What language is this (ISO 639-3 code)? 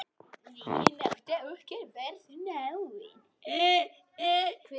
isl